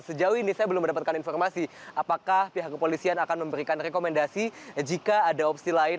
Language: Indonesian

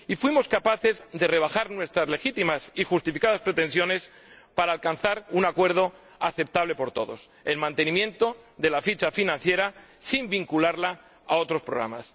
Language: Spanish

